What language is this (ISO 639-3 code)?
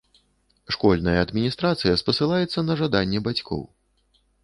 bel